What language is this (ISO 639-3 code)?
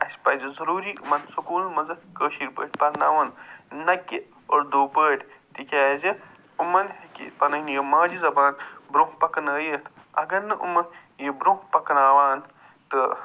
kas